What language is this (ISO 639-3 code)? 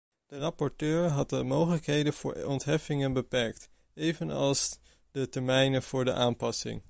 nld